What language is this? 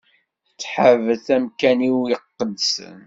Kabyle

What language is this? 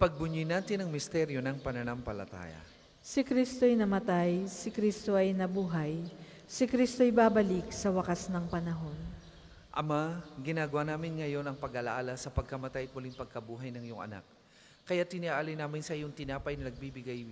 Filipino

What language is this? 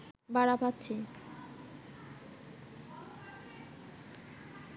Bangla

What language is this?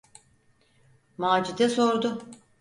Turkish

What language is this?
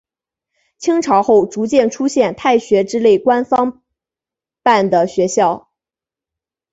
Chinese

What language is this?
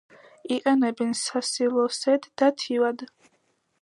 Georgian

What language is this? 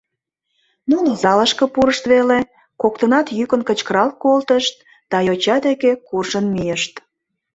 Mari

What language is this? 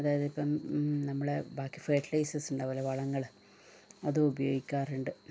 Malayalam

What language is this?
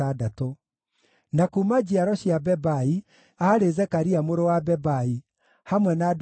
Kikuyu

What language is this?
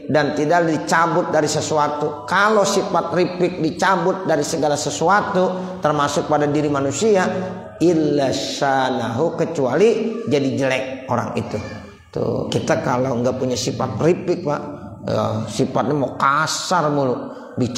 Indonesian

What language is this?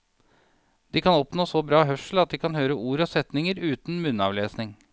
Norwegian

